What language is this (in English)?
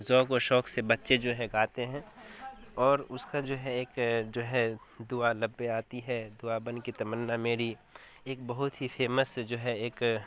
Urdu